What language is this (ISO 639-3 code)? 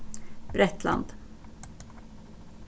fao